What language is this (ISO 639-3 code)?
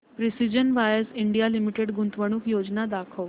mar